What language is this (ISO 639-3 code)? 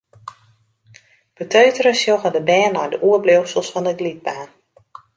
fry